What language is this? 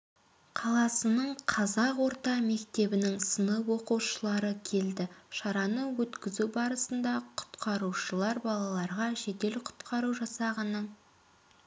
Kazakh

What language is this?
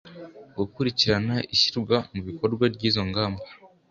Kinyarwanda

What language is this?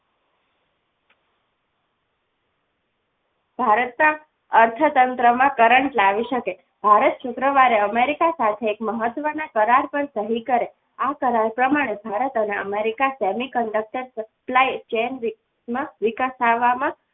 Gujarati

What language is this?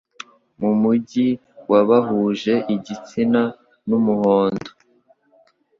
Kinyarwanda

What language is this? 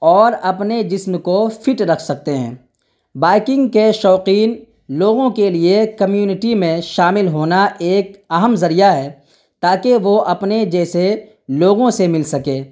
Urdu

